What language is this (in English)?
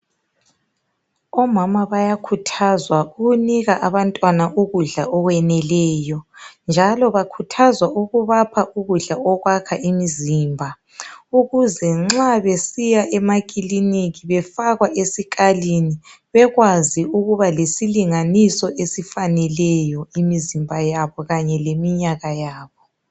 North Ndebele